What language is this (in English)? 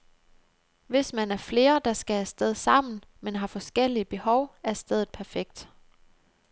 Danish